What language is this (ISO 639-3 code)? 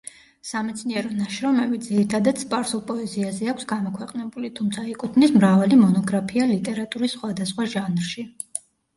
kat